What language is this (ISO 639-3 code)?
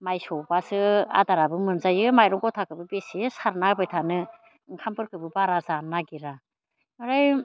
brx